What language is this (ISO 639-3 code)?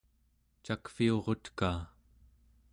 esu